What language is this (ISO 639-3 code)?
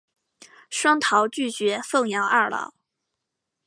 zho